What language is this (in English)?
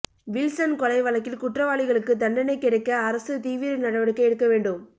Tamil